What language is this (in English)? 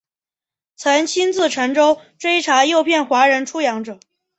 Chinese